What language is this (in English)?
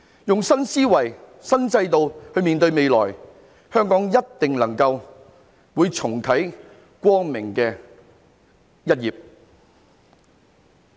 Cantonese